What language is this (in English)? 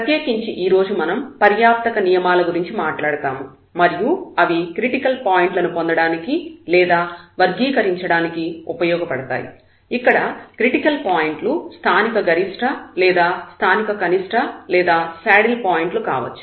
Telugu